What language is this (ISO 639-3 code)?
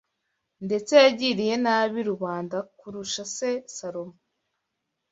kin